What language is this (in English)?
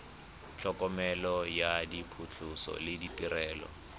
Tswana